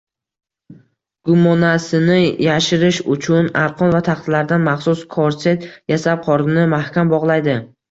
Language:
Uzbek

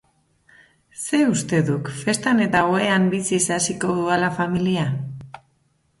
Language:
Basque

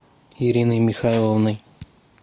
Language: Russian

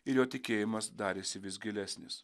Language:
Lithuanian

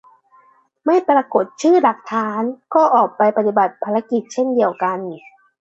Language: Thai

